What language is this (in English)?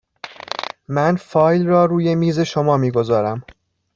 Persian